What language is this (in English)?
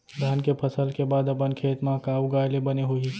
Chhattisgarhi